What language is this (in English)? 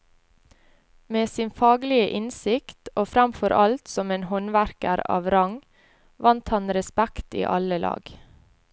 Norwegian